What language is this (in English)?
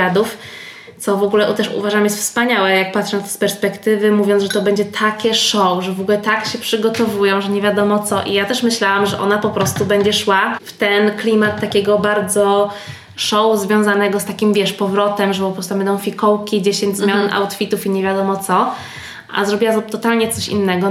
Polish